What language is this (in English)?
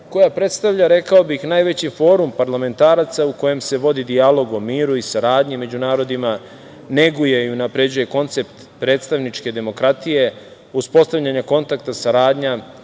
Serbian